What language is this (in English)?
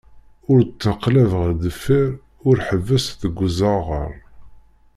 Kabyle